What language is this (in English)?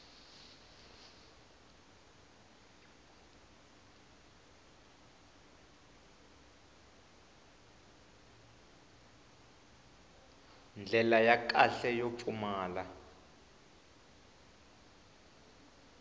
Tsonga